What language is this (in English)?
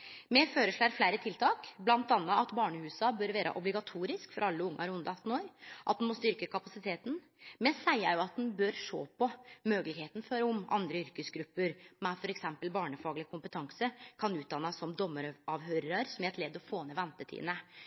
Norwegian Nynorsk